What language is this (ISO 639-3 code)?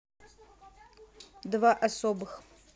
rus